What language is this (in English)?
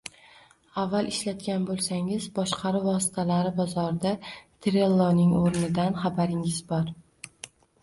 Uzbek